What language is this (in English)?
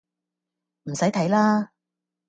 Cantonese